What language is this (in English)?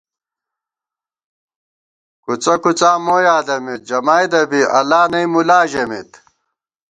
Gawar-Bati